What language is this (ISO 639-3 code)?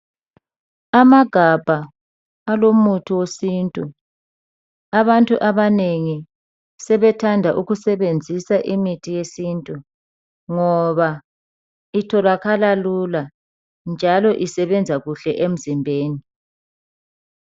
nde